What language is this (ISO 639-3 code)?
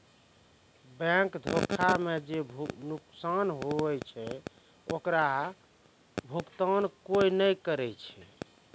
mai